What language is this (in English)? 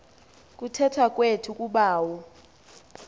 Xhosa